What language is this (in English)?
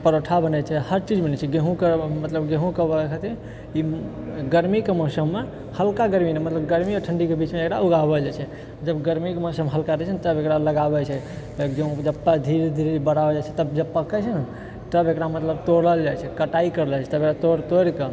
Maithili